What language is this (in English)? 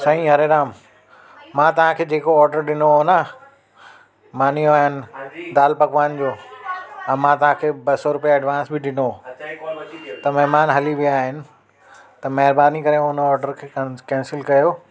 Sindhi